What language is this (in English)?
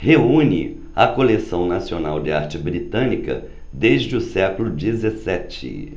Portuguese